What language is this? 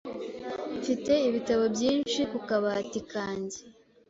Kinyarwanda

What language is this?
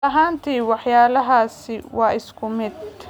Somali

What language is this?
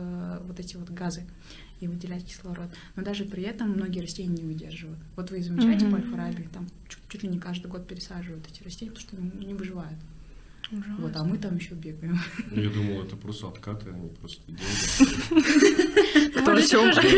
Russian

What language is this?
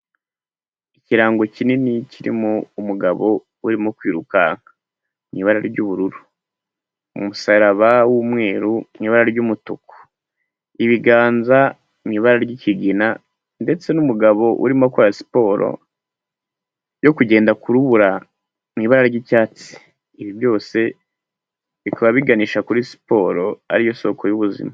Kinyarwanda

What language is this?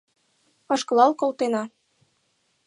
Mari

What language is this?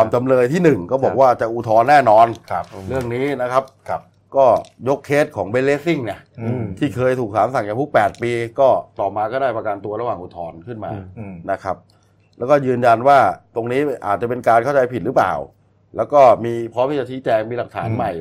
Thai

